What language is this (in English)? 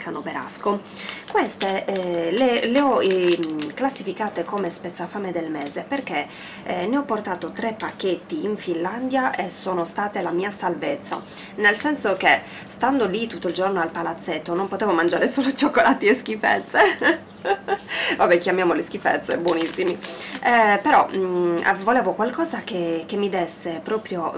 Italian